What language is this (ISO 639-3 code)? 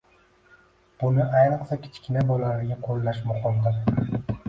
uzb